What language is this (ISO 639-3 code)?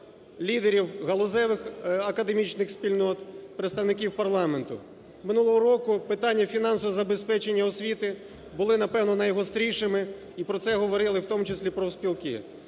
ukr